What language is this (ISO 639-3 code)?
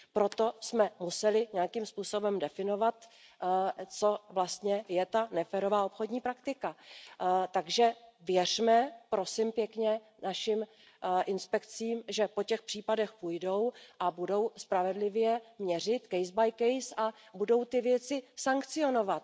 ces